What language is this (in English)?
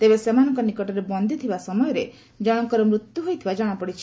Odia